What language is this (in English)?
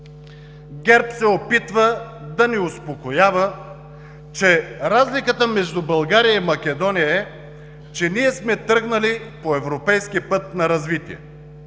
Bulgarian